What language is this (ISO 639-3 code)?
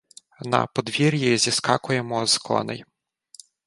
ukr